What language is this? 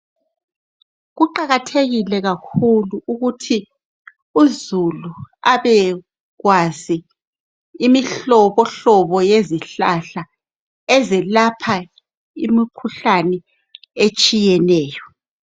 North Ndebele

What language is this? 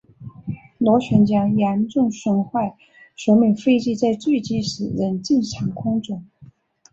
Chinese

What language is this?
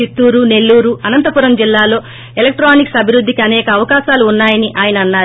Telugu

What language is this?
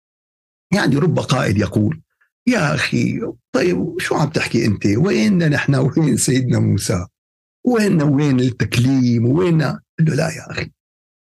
Arabic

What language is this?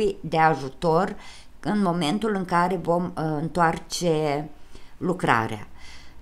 Romanian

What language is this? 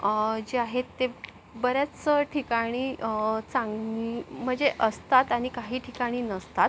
Marathi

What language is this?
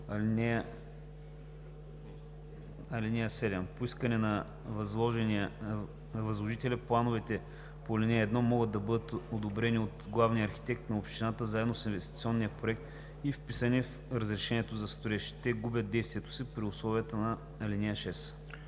Bulgarian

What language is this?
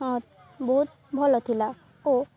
Odia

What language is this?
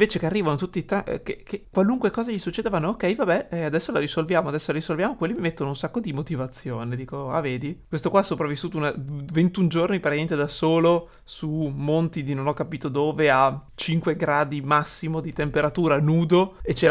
Italian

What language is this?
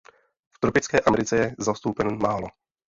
Czech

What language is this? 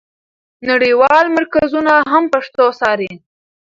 Pashto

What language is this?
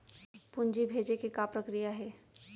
Chhattisgarhi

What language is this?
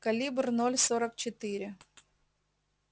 Russian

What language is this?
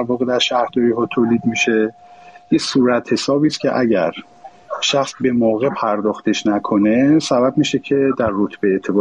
Persian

